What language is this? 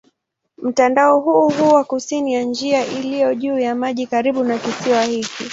Swahili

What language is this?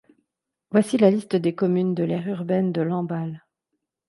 French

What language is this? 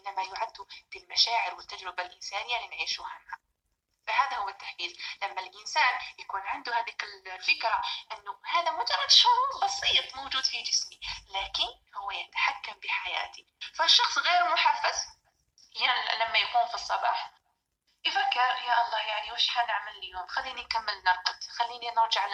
Arabic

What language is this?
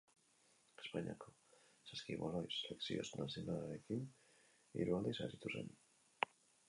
Basque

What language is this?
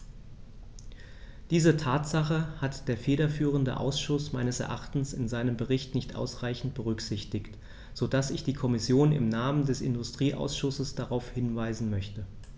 German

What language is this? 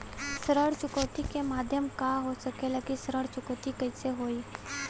Bhojpuri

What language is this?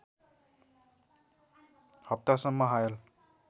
Nepali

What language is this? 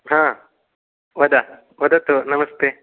Sanskrit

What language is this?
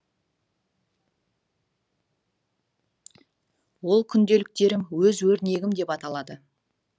Kazakh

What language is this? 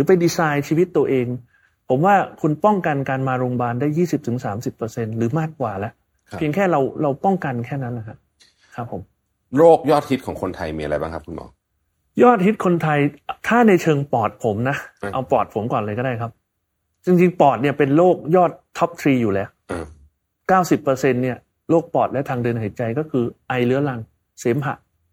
Thai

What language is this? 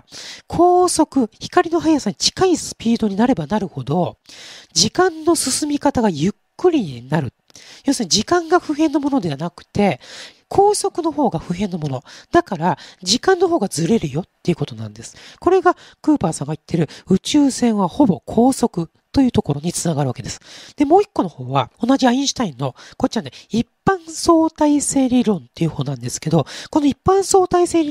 Japanese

